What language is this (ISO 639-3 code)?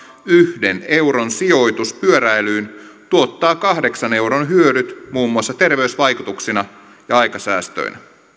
fin